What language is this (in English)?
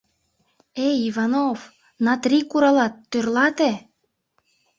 Mari